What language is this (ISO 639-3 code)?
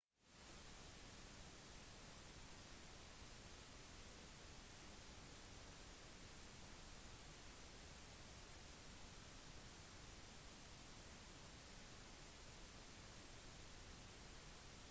nob